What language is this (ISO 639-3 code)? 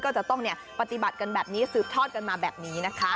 tha